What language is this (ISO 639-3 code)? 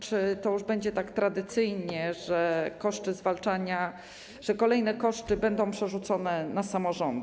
pol